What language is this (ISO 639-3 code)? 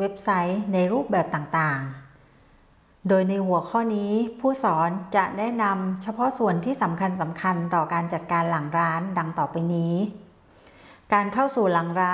tha